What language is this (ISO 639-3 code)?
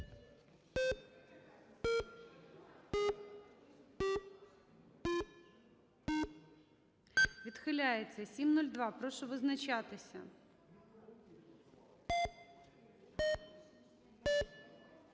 ukr